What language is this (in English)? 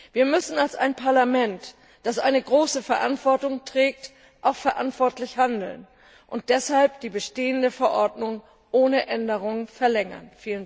German